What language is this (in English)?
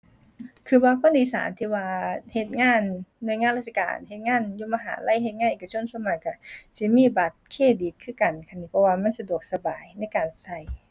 Thai